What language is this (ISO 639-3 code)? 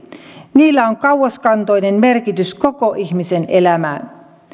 fin